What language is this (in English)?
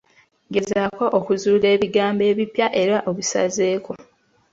Ganda